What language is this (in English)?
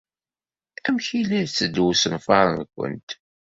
Kabyle